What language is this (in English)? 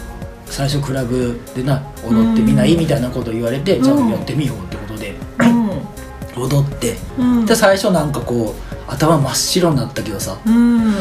Japanese